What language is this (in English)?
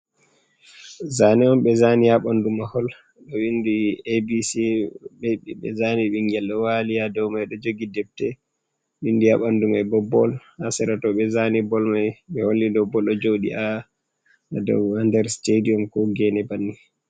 Fula